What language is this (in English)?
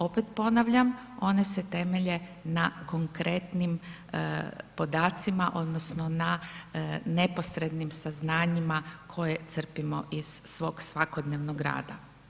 Croatian